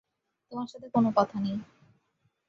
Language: Bangla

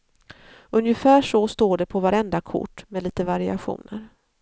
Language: Swedish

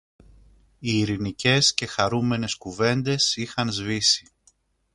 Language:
Greek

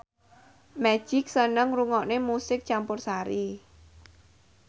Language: Javanese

